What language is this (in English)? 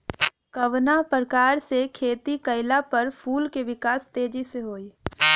Bhojpuri